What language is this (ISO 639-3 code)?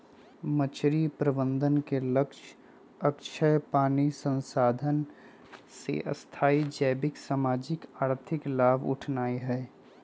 mag